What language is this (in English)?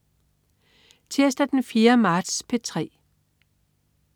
Danish